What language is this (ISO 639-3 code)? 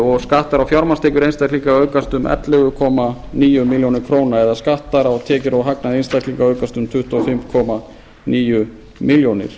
isl